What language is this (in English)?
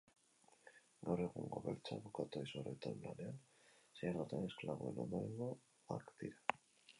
Basque